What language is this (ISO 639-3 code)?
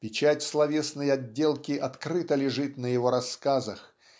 rus